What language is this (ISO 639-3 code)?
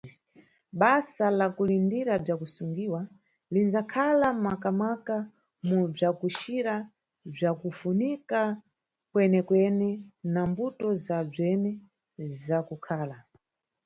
nyu